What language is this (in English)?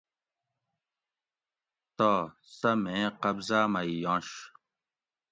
Gawri